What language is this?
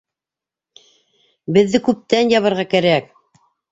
Bashkir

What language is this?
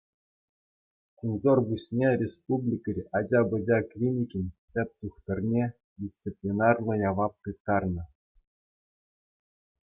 Chuvash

